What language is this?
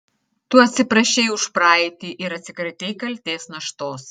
Lithuanian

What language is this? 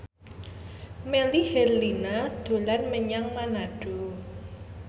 Javanese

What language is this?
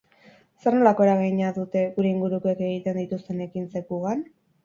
Basque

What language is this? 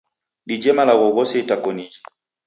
Taita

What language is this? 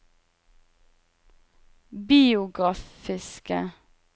Norwegian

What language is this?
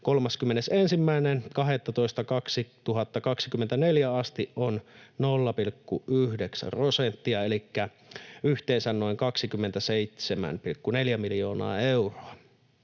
Finnish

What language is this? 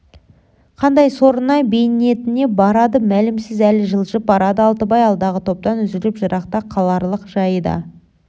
Kazakh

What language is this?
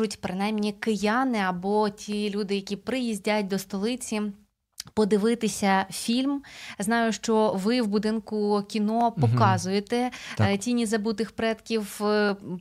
Ukrainian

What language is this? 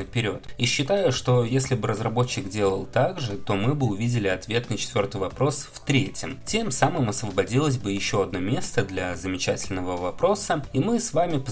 Russian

